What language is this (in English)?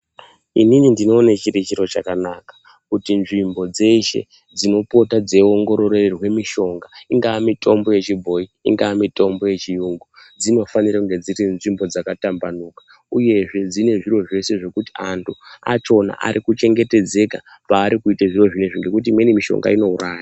Ndau